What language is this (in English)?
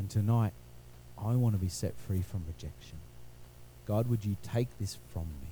English